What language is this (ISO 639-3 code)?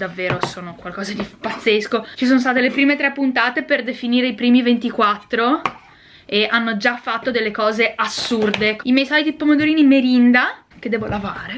ita